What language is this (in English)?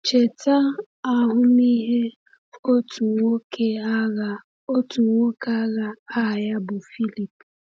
Igbo